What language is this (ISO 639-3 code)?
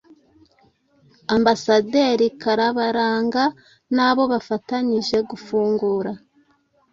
kin